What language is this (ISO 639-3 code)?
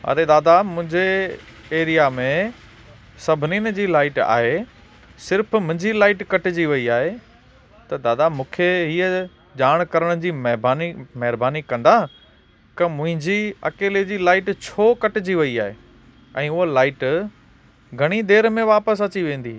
snd